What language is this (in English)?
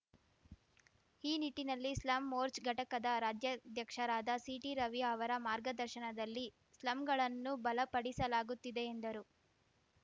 Kannada